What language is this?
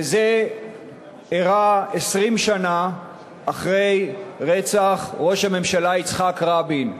Hebrew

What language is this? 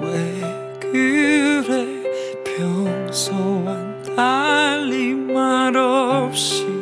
Korean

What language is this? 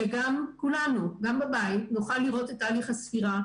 Hebrew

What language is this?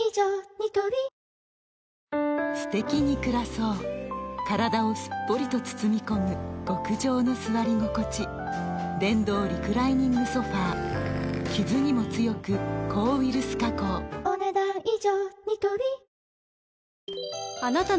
Japanese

